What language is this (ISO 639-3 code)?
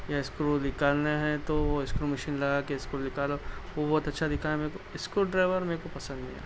urd